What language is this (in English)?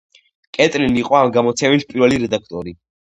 Georgian